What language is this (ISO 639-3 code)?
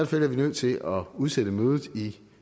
dan